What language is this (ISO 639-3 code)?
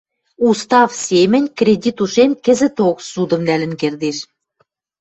mrj